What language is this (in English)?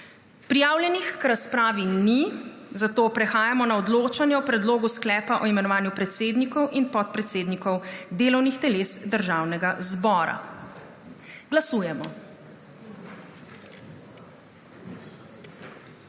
Slovenian